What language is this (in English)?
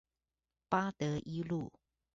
Chinese